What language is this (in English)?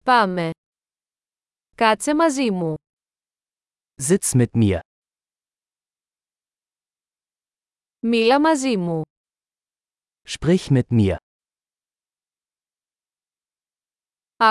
Greek